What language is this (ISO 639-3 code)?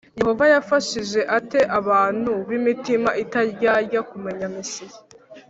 kin